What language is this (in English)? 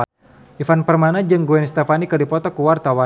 Sundanese